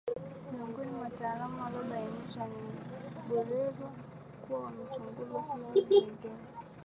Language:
Swahili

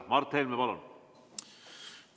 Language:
Estonian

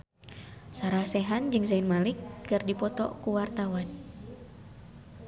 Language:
Sundanese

